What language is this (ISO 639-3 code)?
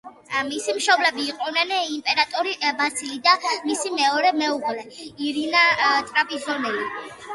kat